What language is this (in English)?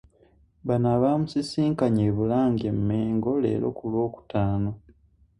Ganda